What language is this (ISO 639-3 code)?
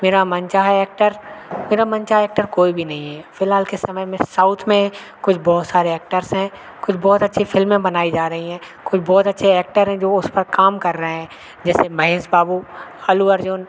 hin